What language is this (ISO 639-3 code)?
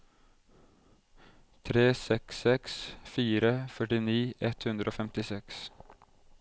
nor